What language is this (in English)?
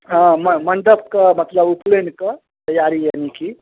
Maithili